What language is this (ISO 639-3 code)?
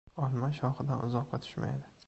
uzb